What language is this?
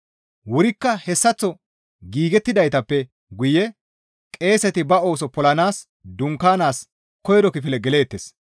Gamo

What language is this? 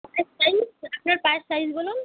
Bangla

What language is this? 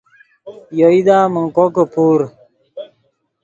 Yidgha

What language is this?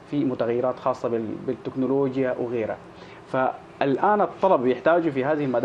Arabic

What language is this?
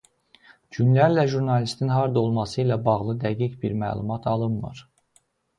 Azerbaijani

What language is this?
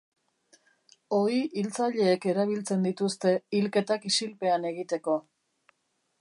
Basque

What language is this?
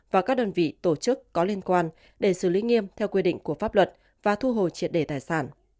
Vietnamese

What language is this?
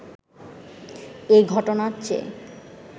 Bangla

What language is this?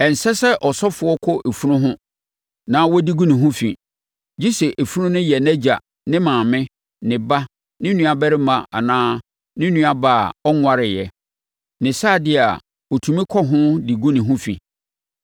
Akan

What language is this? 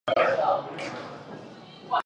Chinese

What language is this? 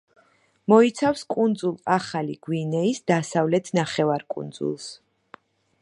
Georgian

